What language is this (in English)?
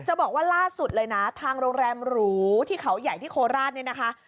Thai